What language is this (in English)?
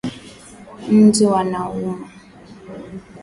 Swahili